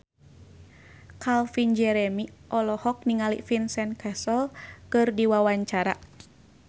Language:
Sundanese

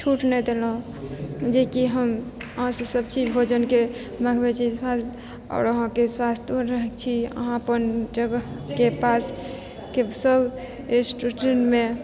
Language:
Maithili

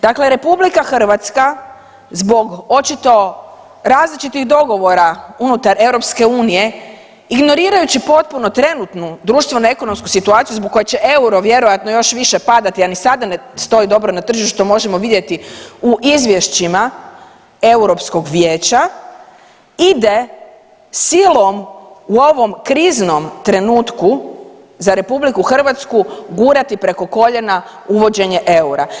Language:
Croatian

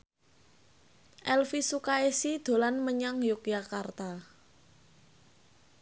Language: Javanese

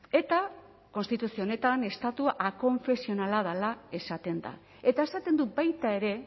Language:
Basque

